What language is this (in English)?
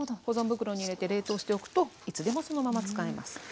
Japanese